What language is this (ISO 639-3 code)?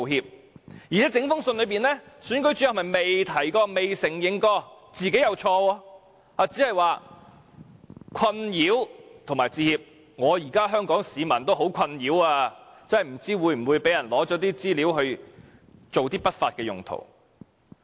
yue